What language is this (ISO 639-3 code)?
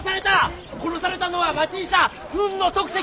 jpn